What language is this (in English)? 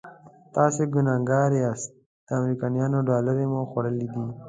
Pashto